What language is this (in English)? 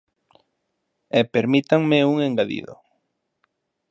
Galician